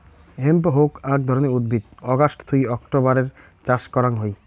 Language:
Bangla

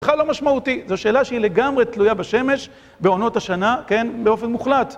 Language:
Hebrew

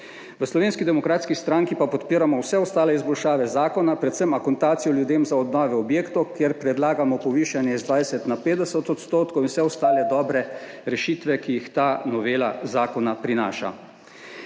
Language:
Slovenian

